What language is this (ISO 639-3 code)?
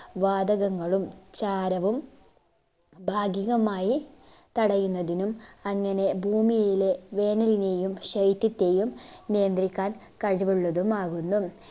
mal